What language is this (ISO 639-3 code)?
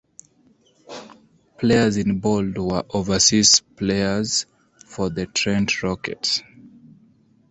eng